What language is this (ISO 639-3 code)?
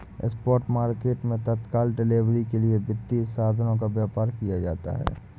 hin